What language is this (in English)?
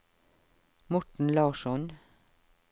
Norwegian